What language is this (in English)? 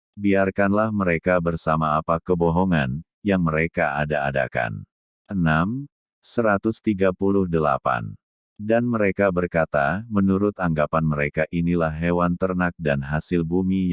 Indonesian